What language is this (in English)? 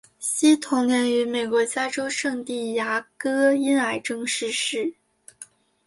Chinese